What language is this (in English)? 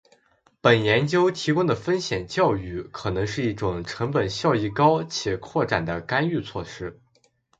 Chinese